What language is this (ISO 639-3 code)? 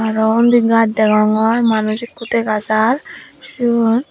ccp